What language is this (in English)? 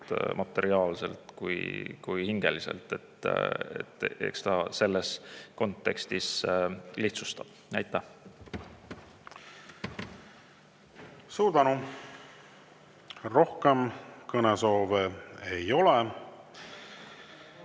Estonian